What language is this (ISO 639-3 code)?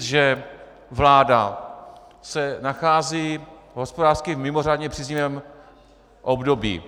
ces